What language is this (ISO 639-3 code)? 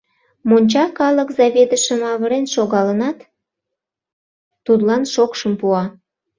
chm